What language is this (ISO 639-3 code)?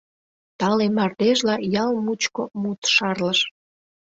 chm